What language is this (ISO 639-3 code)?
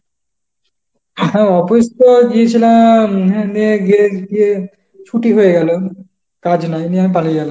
ben